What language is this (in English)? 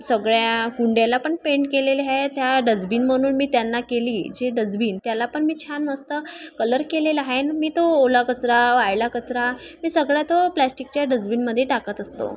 Marathi